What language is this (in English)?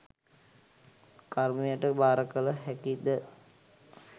Sinhala